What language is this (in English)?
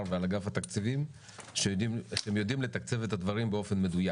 Hebrew